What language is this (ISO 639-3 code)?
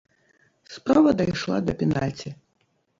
bel